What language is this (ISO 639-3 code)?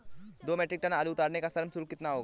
hin